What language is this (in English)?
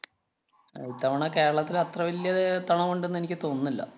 Malayalam